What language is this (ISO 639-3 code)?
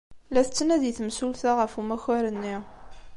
kab